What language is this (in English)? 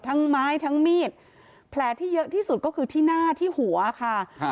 Thai